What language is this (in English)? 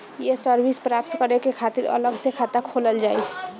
Bhojpuri